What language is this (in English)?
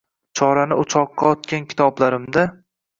Uzbek